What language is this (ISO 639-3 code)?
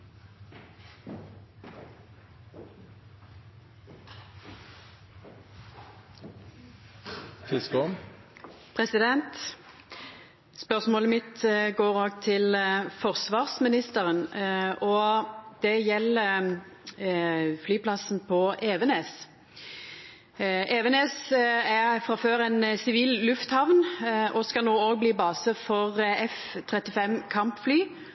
nno